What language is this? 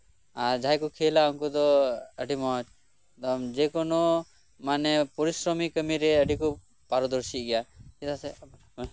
Santali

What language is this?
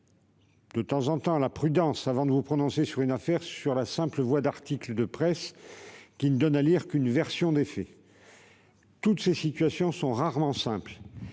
French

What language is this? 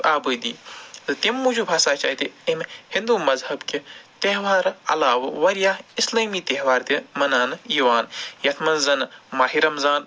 Kashmiri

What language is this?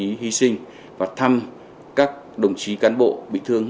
Vietnamese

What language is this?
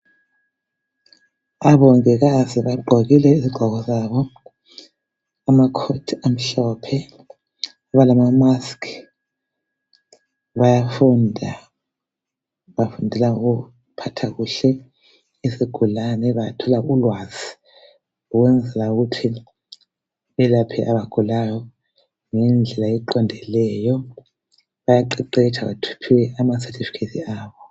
North Ndebele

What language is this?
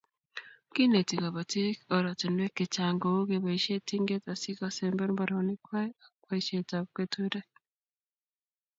Kalenjin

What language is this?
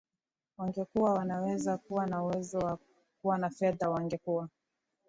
Swahili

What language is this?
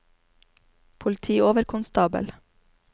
Norwegian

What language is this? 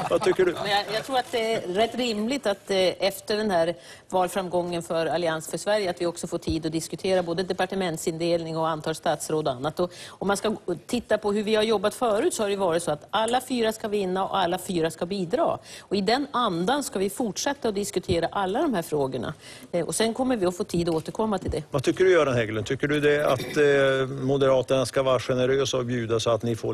Swedish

